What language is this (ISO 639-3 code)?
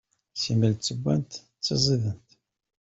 kab